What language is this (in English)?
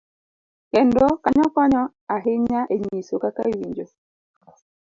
Luo (Kenya and Tanzania)